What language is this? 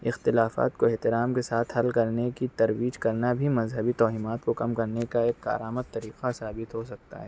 Urdu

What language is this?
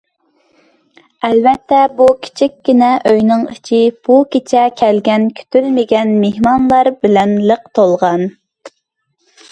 Uyghur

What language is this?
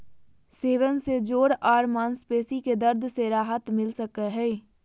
Magahi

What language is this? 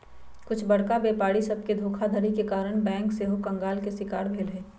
Magahi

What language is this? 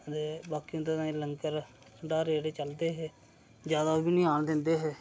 Dogri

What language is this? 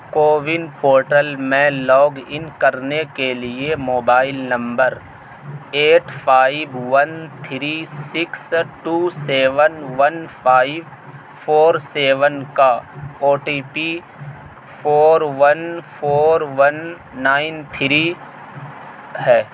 Urdu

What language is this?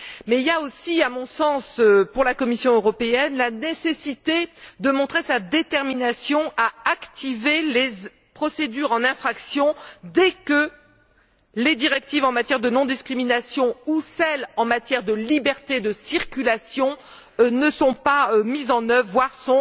French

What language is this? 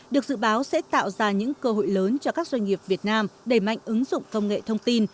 Vietnamese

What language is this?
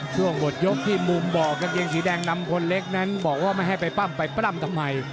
Thai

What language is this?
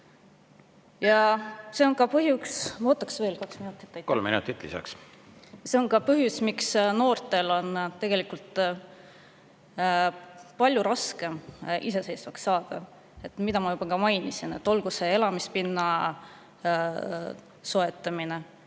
Estonian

